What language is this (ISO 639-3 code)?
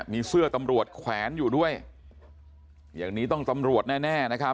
tha